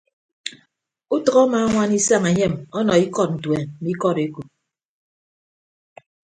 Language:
Ibibio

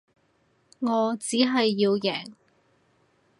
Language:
Cantonese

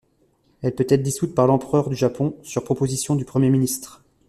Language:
French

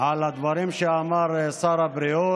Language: Hebrew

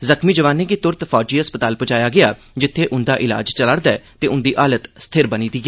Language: Dogri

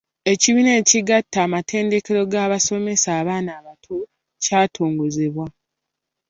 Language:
Ganda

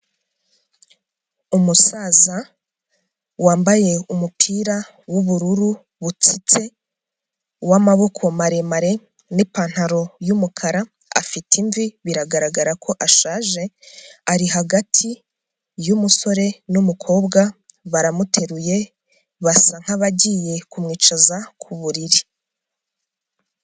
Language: Kinyarwanda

